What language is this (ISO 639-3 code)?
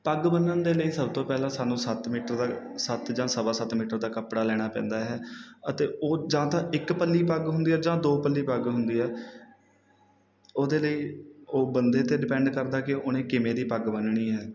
pan